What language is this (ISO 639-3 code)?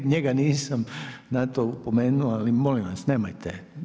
hrv